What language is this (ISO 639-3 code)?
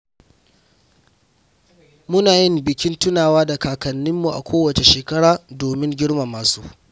hau